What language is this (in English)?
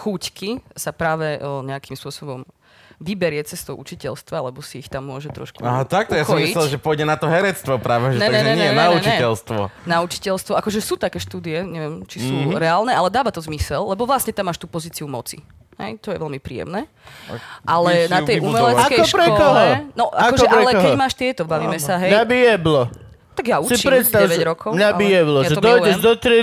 Slovak